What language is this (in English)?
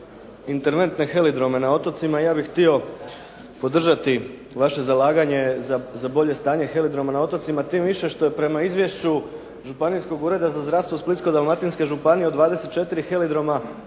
Croatian